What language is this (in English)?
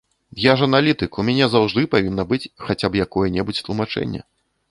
Belarusian